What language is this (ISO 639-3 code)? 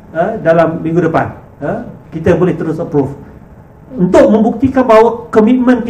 msa